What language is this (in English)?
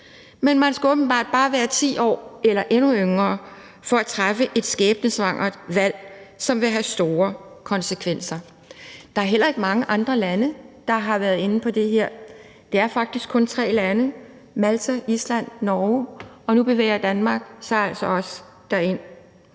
Danish